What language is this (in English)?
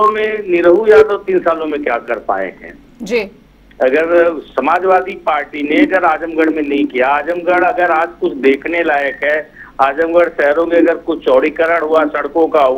Hindi